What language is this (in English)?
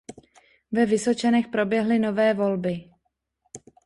Czech